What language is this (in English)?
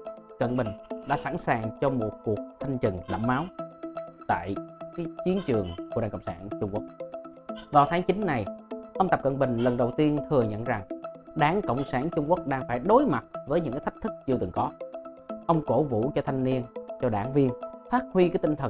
Vietnamese